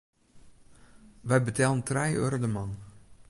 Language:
Western Frisian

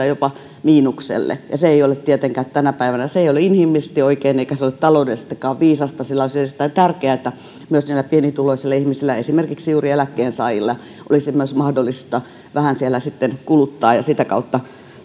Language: Finnish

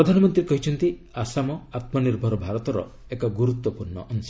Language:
Odia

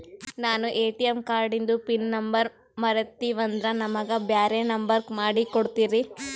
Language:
Kannada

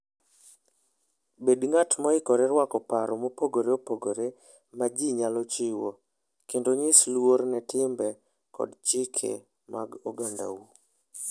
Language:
Luo (Kenya and Tanzania)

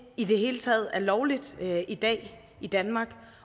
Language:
Danish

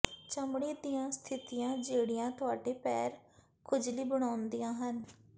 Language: Punjabi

